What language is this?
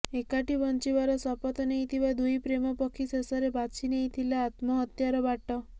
Odia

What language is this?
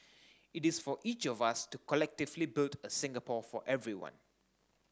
English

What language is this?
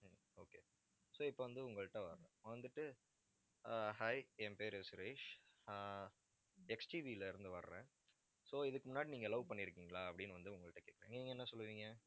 Tamil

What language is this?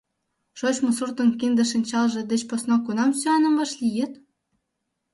Mari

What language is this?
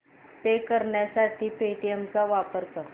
Marathi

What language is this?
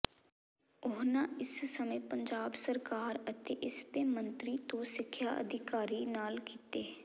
Punjabi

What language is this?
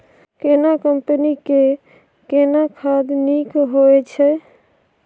Maithili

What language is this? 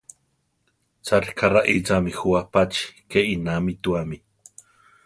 Central Tarahumara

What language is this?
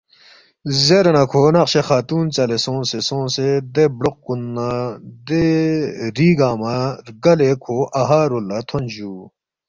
Balti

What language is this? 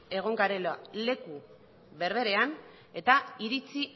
Basque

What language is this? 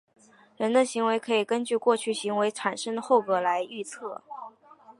Chinese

